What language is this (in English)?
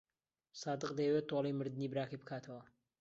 Central Kurdish